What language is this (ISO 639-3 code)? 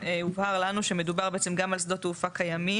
heb